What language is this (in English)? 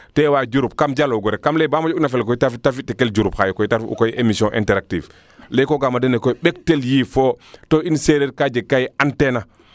Serer